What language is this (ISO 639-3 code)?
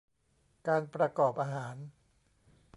tha